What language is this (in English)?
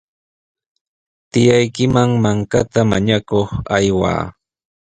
Sihuas Ancash Quechua